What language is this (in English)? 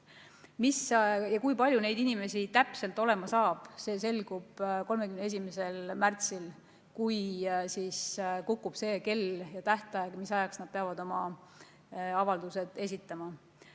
Estonian